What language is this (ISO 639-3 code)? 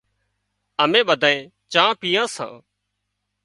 kxp